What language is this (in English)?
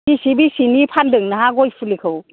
Bodo